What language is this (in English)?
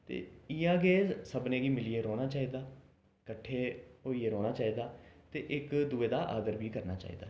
Dogri